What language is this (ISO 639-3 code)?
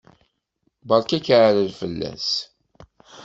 kab